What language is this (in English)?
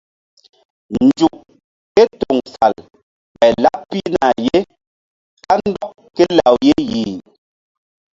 Mbum